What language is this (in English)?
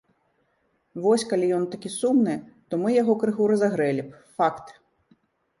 Belarusian